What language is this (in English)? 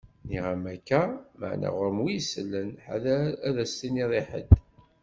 Kabyle